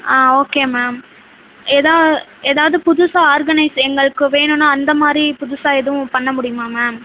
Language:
Tamil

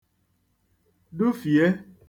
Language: Igbo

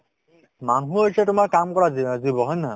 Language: Assamese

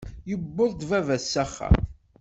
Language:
Kabyle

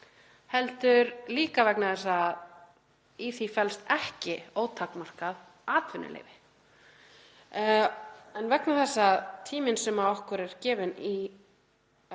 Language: Icelandic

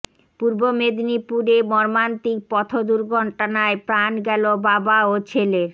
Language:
Bangla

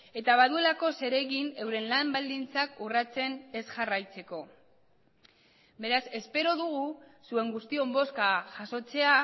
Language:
Basque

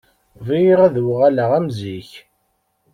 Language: Kabyle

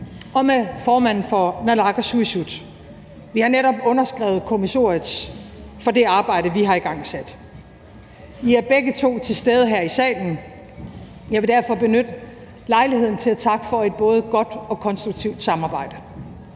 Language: Danish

